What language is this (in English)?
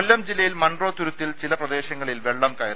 Malayalam